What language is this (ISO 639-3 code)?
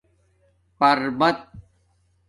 dmk